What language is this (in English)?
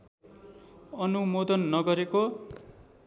Nepali